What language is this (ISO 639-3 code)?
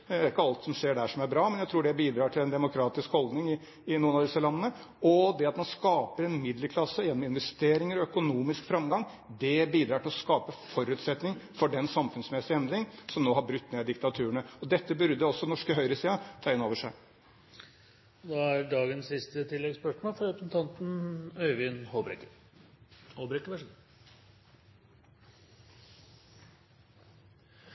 nor